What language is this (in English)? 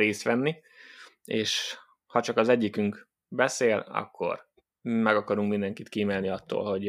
Hungarian